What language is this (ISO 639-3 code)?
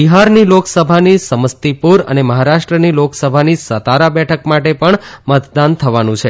guj